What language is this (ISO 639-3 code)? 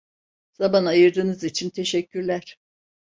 tur